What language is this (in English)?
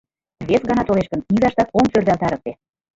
Mari